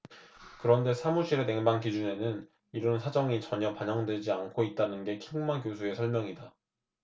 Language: Korean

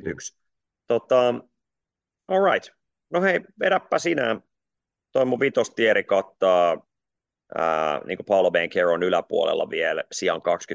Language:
Finnish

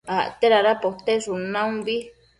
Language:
Matsés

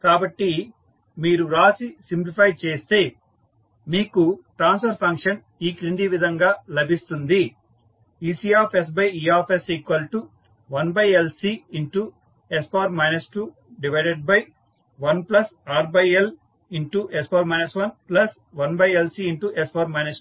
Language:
Telugu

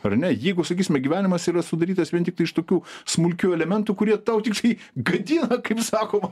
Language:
Lithuanian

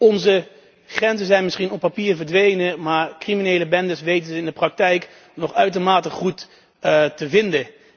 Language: Dutch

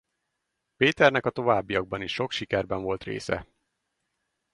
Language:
Hungarian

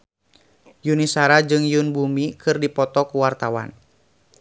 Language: Sundanese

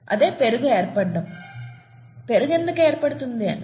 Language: Telugu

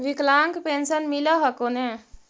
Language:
Magahi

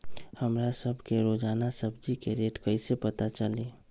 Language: Magahi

